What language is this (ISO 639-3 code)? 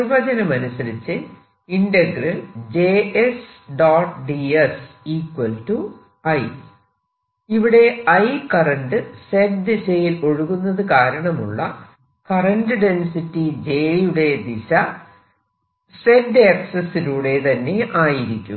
mal